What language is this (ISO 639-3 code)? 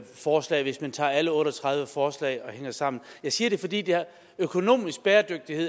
dan